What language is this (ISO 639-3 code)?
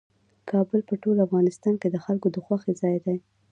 pus